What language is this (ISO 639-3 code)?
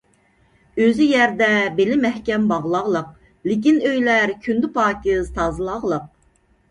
uig